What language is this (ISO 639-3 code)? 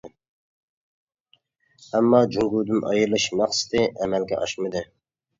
uig